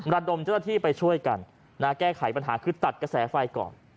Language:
Thai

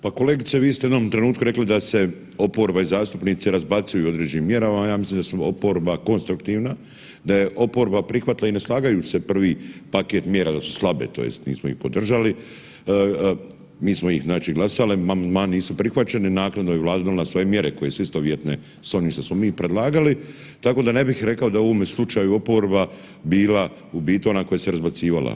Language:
Croatian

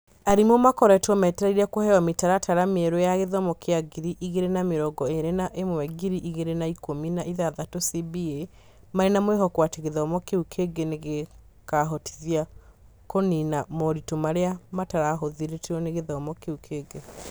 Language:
Kikuyu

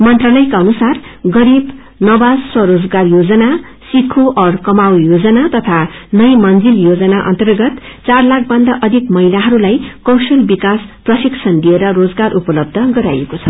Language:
Nepali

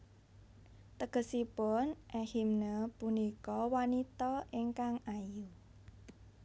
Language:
Javanese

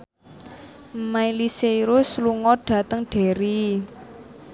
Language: Javanese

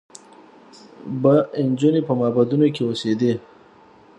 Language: Pashto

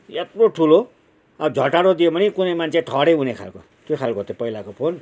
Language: Nepali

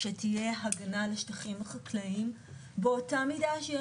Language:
Hebrew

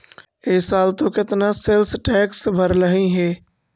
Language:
Magahi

